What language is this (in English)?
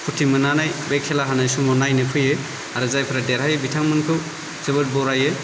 Bodo